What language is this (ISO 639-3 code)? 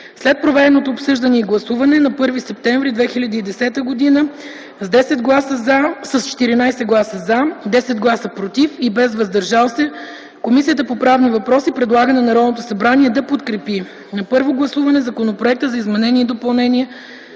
bul